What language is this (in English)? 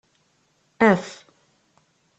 Kabyle